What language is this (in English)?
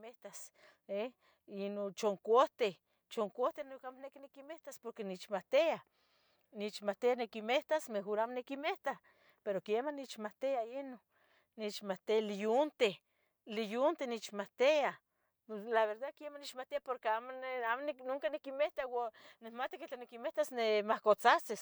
Tetelcingo Nahuatl